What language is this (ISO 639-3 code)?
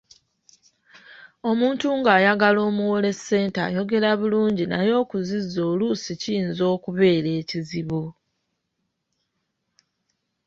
lug